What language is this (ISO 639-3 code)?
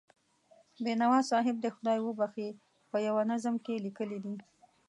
pus